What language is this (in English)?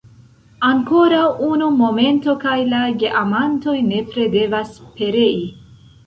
Esperanto